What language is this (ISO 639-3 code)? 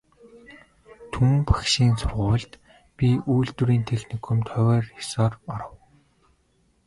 mon